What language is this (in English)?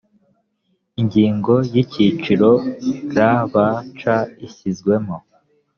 Kinyarwanda